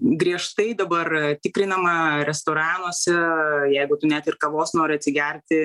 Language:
Lithuanian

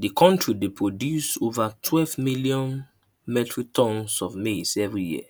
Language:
Nigerian Pidgin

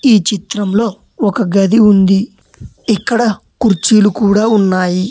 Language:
Telugu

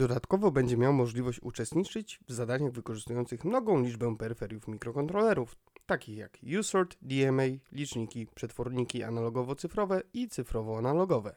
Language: Polish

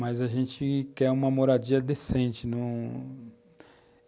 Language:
Portuguese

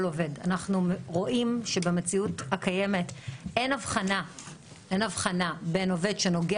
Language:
Hebrew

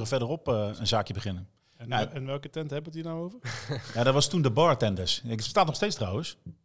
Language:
Dutch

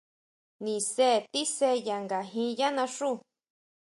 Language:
Huautla Mazatec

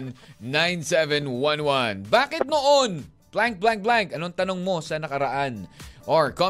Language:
Filipino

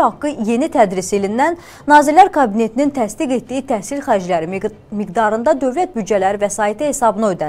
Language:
Turkish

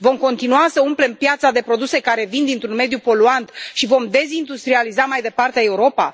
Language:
Romanian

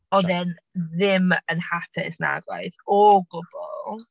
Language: Welsh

